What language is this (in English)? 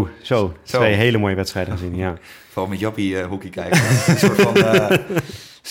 Dutch